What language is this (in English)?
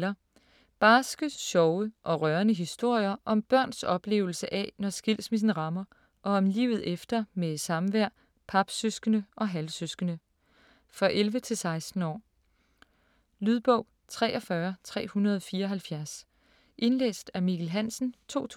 Danish